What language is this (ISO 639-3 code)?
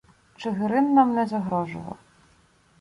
ukr